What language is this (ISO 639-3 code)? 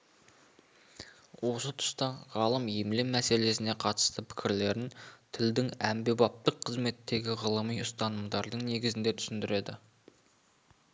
kaz